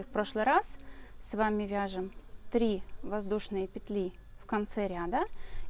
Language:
Russian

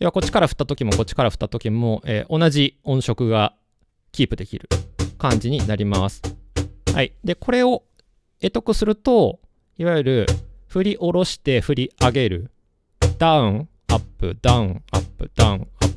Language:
Japanese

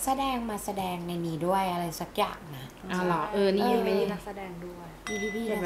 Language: Thai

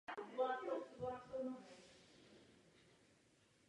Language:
Czech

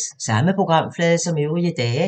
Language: Danish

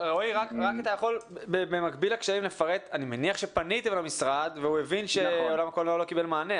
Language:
Hebrew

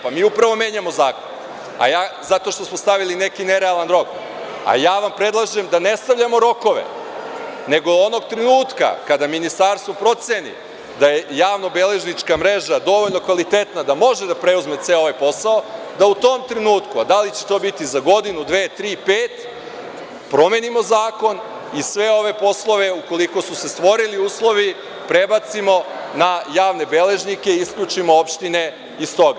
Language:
Serbian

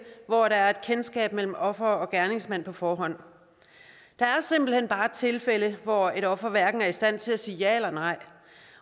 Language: Danish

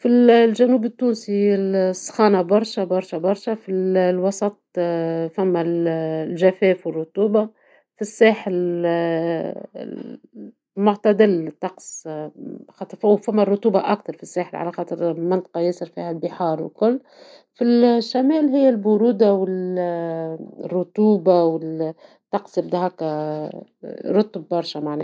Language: Tunisian Arabic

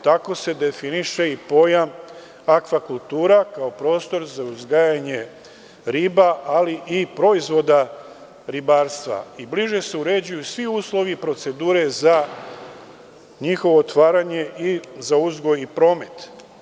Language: Serbian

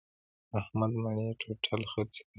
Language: Pashto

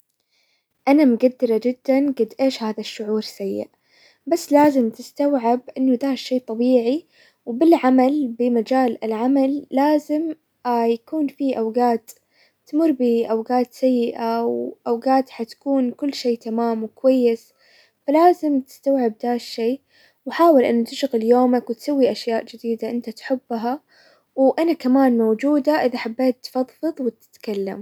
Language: Hijazi Arabic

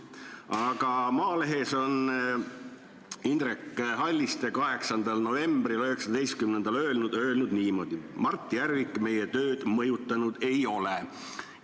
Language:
Estonian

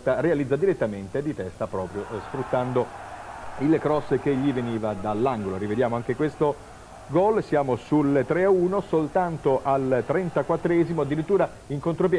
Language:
Italian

